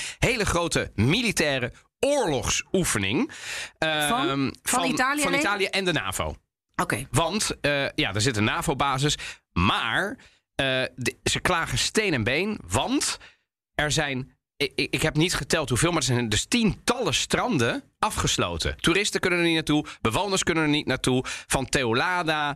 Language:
Dutch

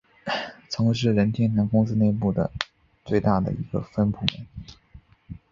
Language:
Chinese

